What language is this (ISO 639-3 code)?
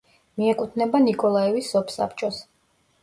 kat